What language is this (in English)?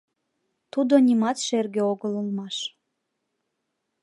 Mari